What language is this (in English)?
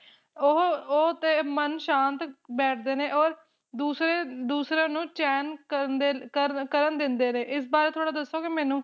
Punjabi